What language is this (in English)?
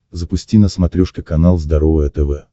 Russian